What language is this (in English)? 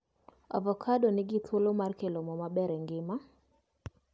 Luo (Kenya and Tanzania)